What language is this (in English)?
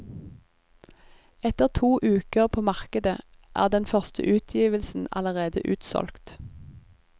Norwegian